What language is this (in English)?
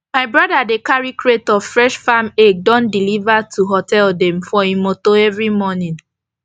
Nigerian Pidgin